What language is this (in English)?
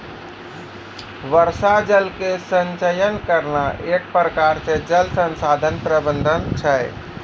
Maithili